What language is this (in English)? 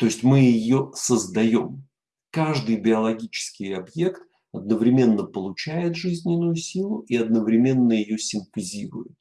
Russian